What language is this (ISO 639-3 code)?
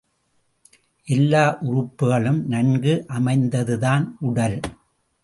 tam